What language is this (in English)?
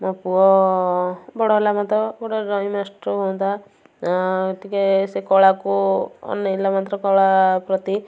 Odia